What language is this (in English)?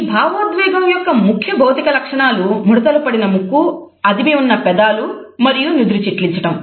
Telugu